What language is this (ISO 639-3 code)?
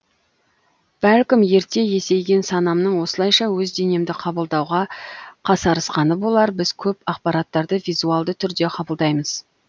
kaz